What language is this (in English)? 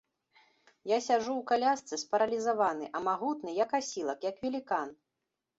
Belarusian